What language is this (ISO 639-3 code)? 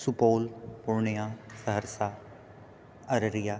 mai